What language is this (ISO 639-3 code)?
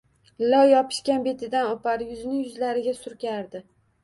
uzb